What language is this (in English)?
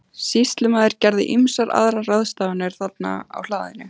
Icelandic